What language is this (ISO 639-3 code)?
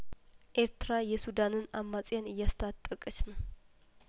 amh